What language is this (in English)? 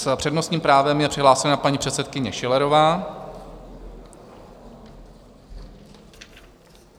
Czech